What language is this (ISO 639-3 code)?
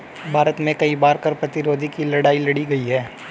hin